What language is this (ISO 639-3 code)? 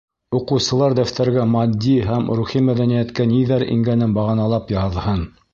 bak